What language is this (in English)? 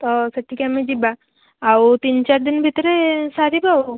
Odia